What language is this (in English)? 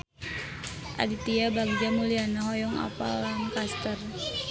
Sundanese